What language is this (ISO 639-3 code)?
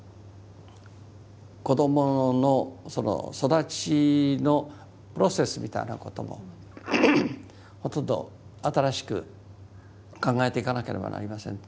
jpn